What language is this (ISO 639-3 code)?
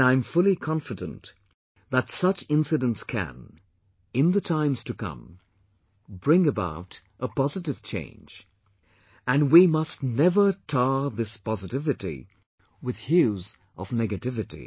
eng